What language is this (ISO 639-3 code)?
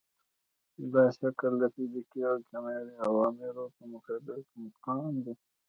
pus